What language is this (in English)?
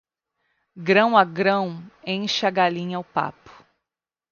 Portuguese